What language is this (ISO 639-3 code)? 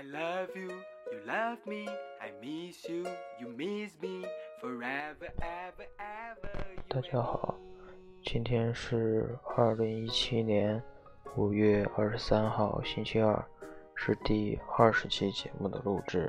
zho